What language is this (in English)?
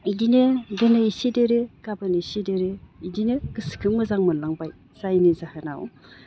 Bodo